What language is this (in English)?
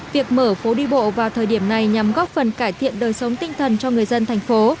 Vietnamese